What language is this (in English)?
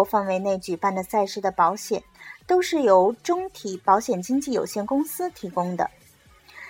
Chinese